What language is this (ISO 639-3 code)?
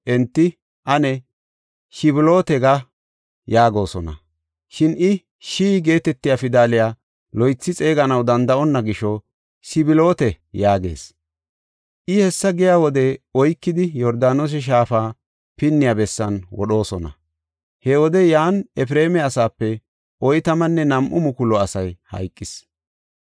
gof